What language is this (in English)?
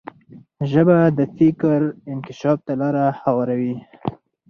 Pashto